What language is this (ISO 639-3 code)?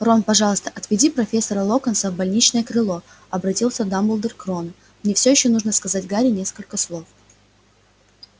rus